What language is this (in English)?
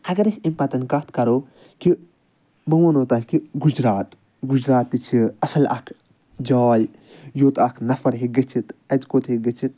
Kashmiri